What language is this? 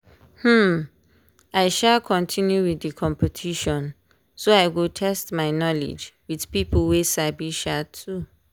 Nigerian Pidgin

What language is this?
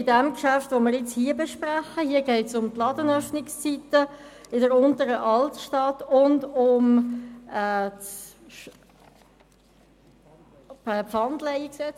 Swiss German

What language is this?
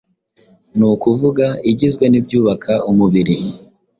Kinyarwanda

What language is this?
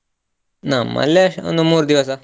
Kannada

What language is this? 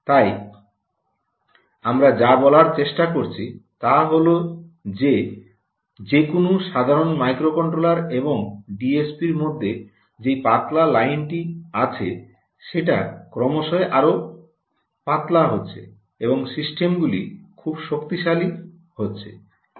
Bangla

